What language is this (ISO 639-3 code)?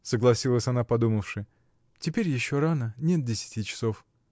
rus